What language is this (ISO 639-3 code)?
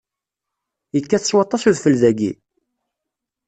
kab